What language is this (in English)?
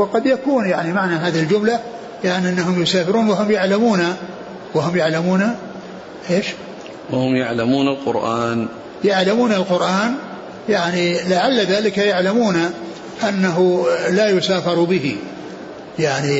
Arabic